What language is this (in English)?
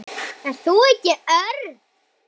Icelandic